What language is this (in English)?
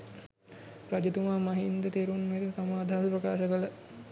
Sinhala